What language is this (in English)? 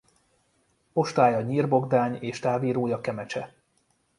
Hungarian